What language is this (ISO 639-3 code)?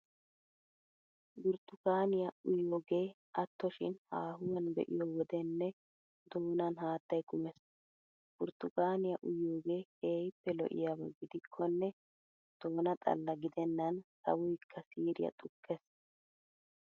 wal